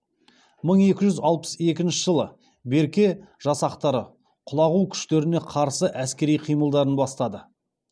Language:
Kazakh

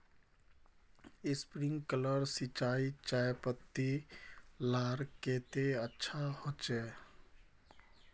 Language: Magahi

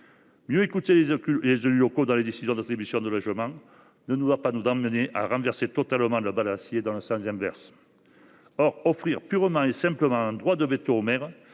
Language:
French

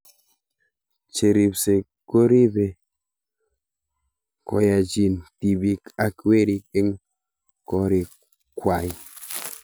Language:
Kalenjin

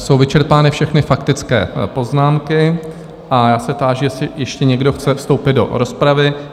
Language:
Czech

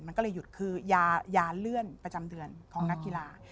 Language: Thai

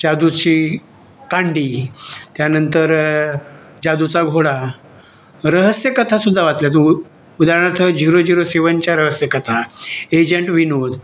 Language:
Marathi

